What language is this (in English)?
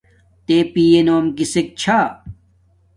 Domaaki